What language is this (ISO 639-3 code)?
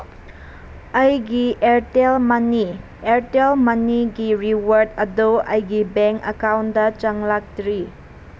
mni